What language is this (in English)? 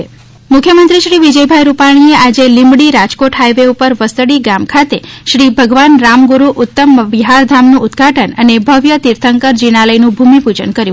Gujarati